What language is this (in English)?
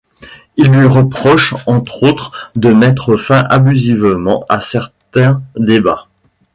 French